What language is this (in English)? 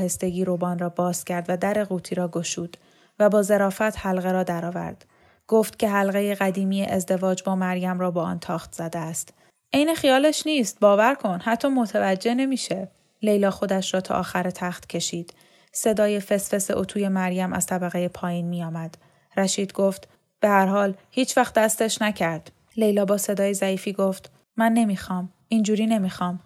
Persian